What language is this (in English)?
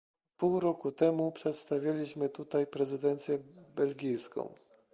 Polish